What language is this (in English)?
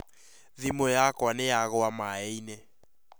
Kikuyu